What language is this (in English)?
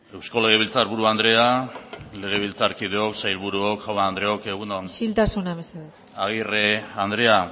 Basque